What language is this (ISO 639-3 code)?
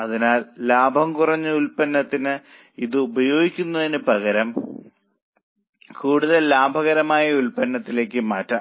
mal